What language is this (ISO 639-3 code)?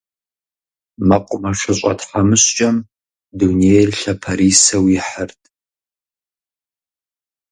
kbd